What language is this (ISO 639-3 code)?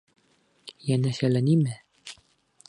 bak